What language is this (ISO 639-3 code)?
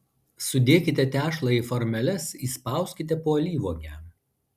lit